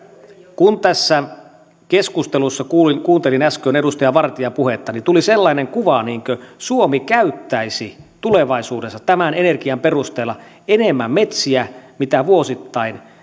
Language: Finnish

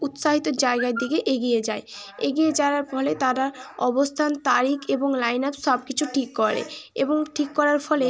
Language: Bangla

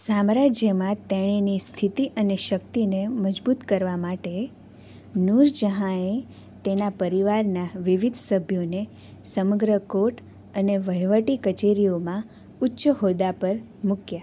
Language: Gujarati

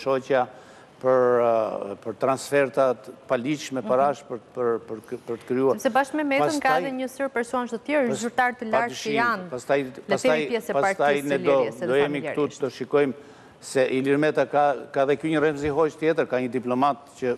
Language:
Romanian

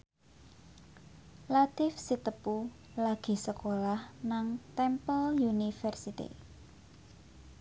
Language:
Javanese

